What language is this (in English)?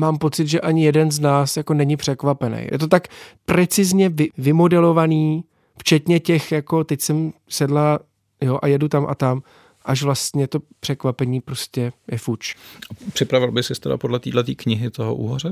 Czech